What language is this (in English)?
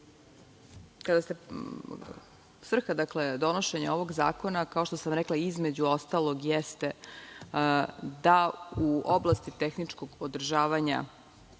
Serbian